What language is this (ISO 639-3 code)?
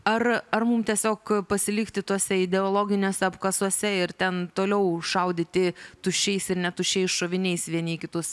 lit